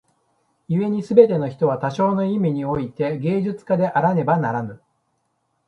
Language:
Japanese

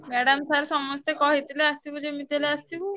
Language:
Odia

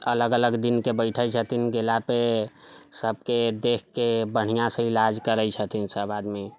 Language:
Maithili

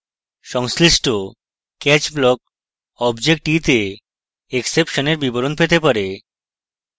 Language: Bangla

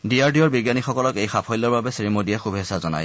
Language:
Assamese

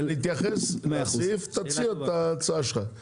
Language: Hebrew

